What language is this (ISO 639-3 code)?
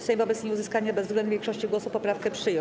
pol